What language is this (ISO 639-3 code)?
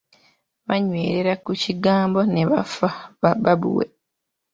lug